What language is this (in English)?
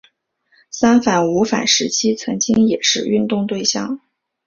Chinese